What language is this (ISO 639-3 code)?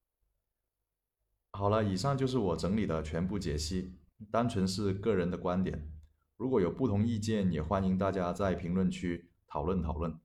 zho